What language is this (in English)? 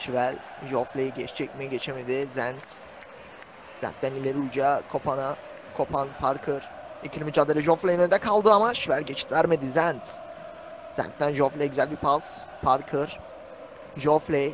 Turkish